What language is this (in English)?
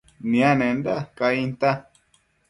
Matsés